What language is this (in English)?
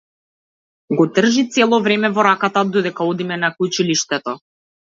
Macedonian